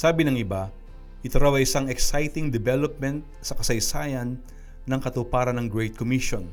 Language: Filipino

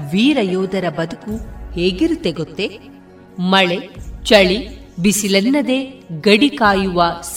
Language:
Kannada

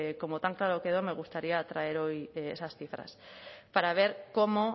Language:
Spanish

